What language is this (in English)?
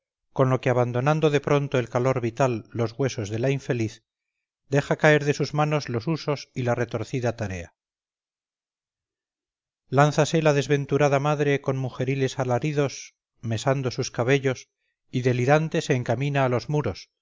Spanish